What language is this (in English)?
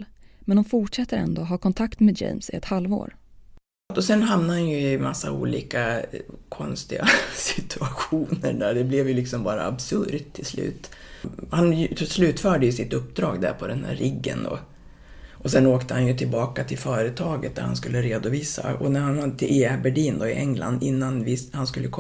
Swedish